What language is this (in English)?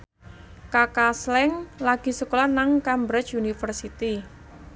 Javanese